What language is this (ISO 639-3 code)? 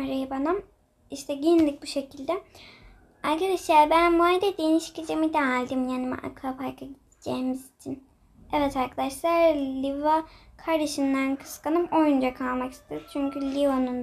tur